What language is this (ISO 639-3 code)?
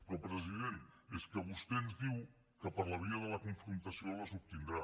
cat